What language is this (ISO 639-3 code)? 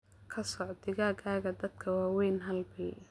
som